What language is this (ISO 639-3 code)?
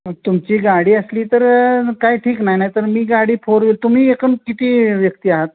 mar